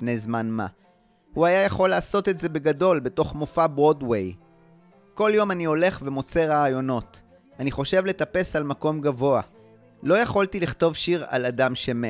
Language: Hebrew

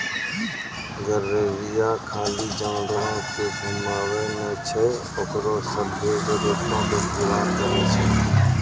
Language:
Maithili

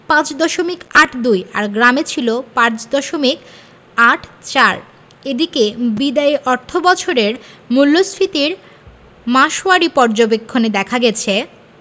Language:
Bangla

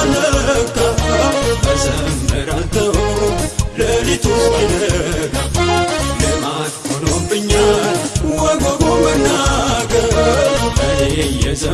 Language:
Amharic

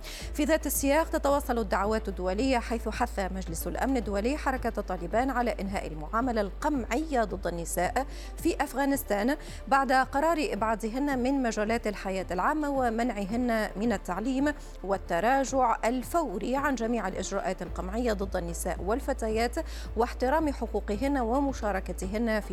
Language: Arabic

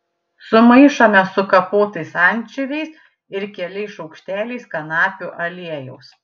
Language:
Lithuanian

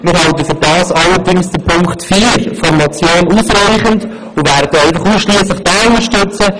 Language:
Swiss German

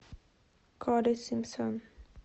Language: Russian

